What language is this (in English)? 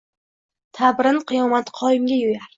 Uzbek